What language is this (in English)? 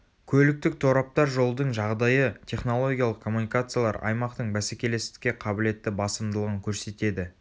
Kazakh